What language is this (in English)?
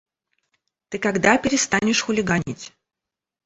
Russian